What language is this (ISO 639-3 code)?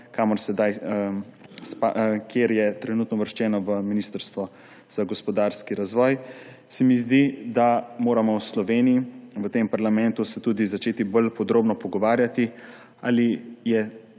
slv